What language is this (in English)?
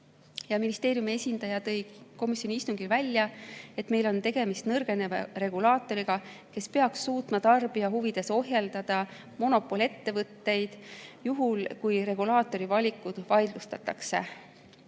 Estonian